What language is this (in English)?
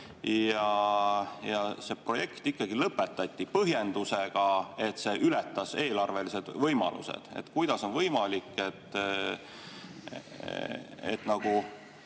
Estonian